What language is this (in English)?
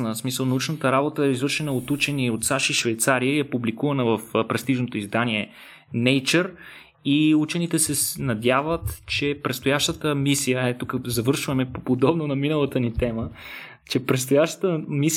Bulgarian